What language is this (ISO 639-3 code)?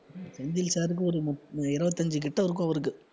tam